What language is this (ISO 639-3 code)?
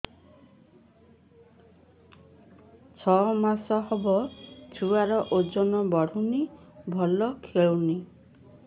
ori